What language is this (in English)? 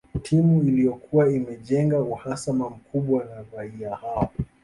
Swahili